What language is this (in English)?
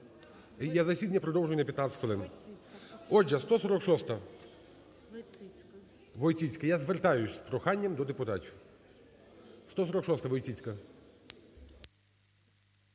Ukrainian